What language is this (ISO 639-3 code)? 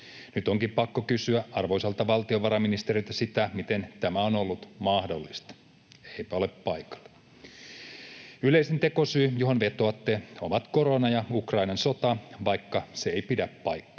fin